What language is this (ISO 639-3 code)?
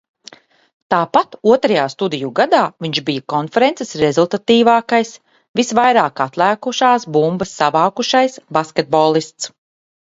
lav